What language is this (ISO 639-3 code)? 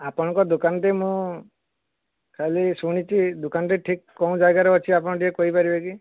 ori